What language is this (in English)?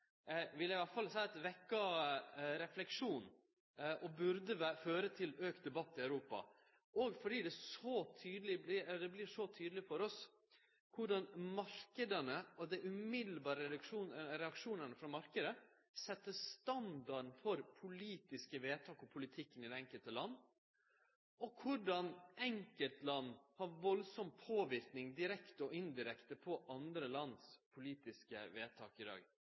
Norwegian Nynorsk